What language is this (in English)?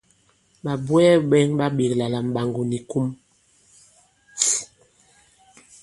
Bankon